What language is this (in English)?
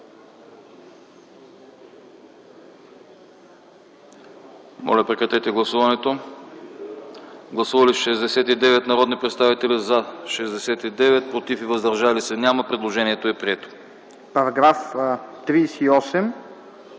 Bulgarian